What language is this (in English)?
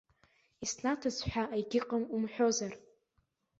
Abkhazian